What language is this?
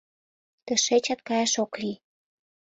Mari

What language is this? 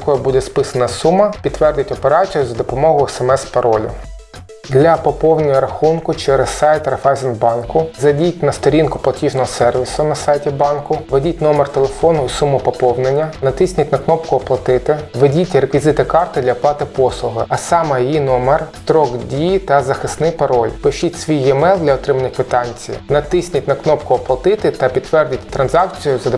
Ukrainian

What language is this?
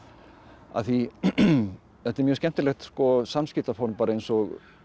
Icelandic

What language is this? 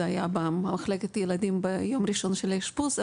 Hebrew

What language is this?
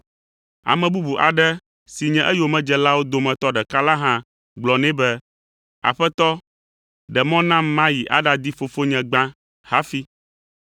Ewe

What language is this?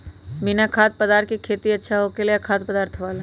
Magahi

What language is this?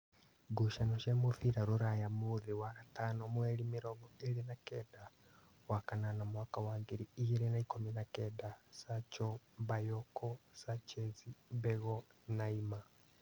Kikuyu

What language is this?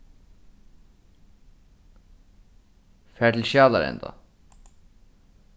Faroese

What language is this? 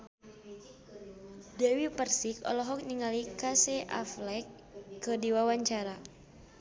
Sundanese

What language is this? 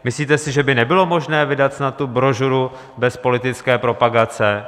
Czech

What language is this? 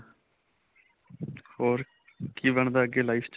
Punjabi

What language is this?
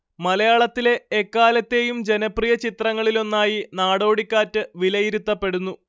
Malayalam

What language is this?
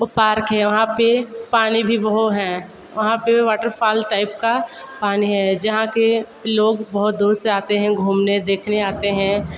Hindi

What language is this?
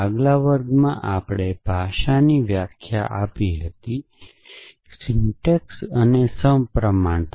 Gujarati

